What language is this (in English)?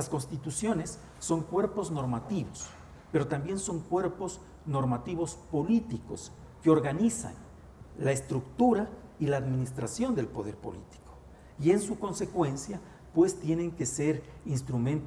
Spanish